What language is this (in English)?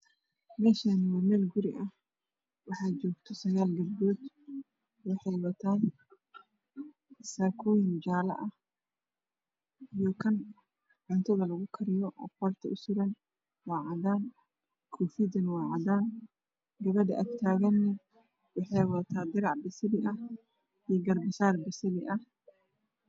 Somali